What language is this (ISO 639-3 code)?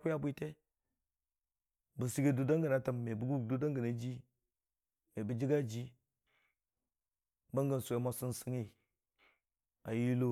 cfa